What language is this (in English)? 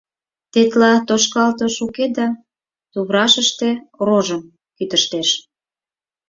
Mari